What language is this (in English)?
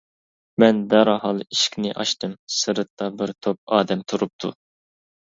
Uyghur